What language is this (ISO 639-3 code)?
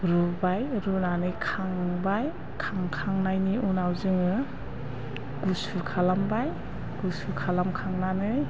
brx